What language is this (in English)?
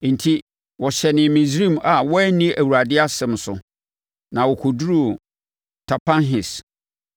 Akan